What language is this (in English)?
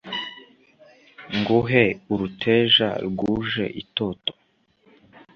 Kinyarwanda